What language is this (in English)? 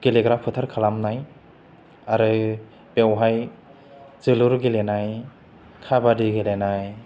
Bodo